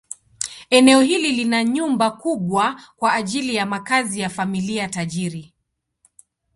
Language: Swahili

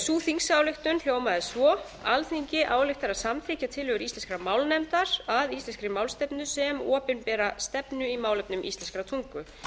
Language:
Icelandic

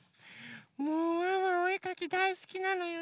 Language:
Japanese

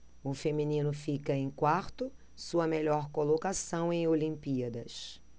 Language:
Portuguese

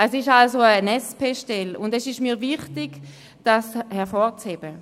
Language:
Swiss German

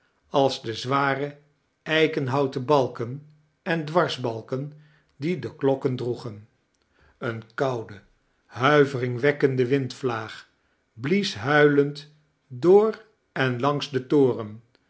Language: Dutch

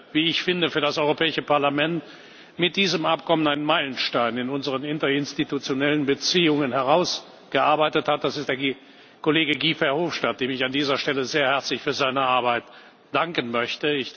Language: German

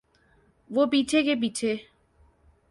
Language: Urdu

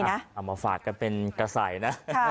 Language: Thai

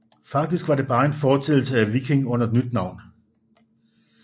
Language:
Danish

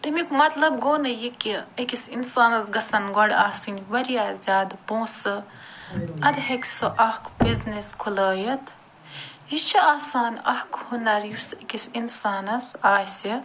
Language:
Kashmiri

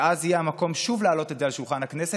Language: Hebrew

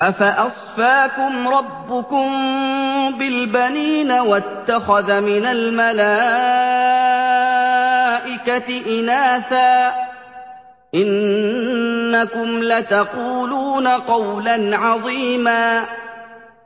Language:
Arabic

